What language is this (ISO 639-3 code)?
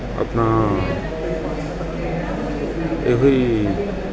pan